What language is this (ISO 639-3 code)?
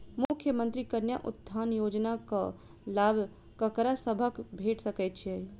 mai